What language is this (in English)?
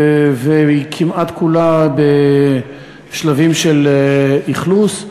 Hebrew